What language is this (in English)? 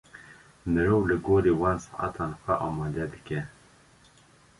Kurdish